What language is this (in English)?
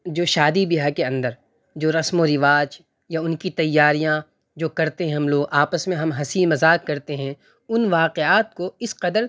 Urdu